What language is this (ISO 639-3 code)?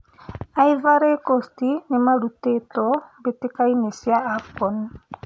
kik